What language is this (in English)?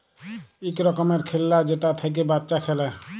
Bangla